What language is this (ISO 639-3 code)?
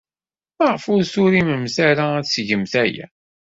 kab